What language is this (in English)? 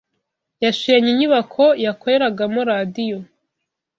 Kinyarwanda